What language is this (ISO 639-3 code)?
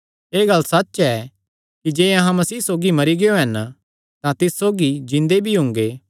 xnr